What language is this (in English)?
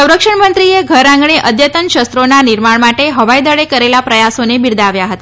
Gujarati